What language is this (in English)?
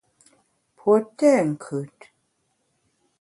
Bamun